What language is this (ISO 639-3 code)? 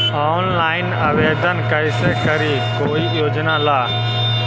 mag